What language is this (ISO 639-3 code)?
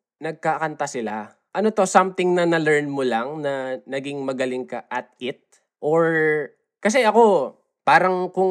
fil